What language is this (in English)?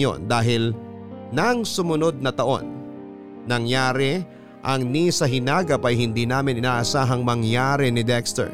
Filipino